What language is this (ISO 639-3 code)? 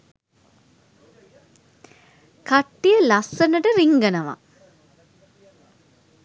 sin